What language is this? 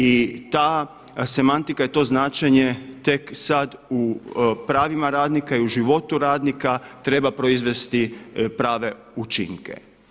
Croatian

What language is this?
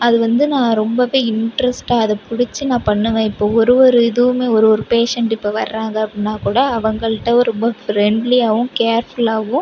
Tamil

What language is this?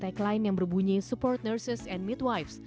Indonesian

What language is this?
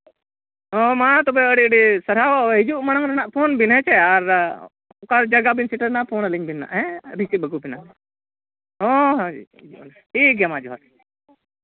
Santali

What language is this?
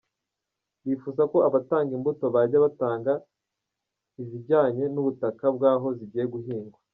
Kinyarwanda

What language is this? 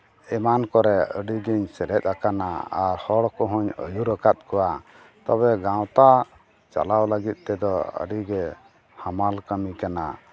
Santali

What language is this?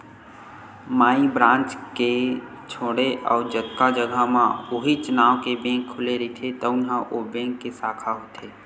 Chhattisgarhi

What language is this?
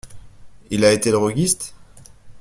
French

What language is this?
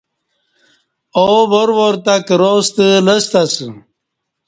Kati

